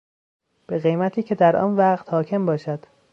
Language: Persian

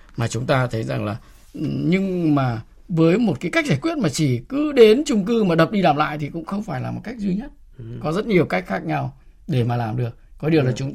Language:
Vietnamese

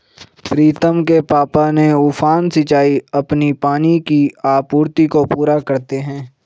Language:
Hindi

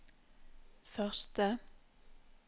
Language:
Norwegian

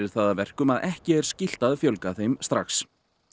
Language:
Icelandic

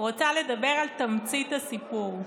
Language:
Hebrew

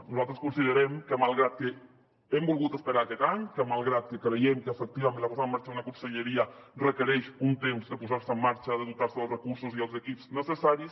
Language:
Catalan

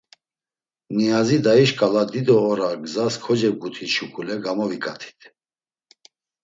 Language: Laz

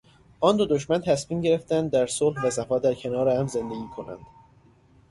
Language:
Persian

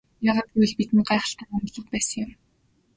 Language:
Mongolian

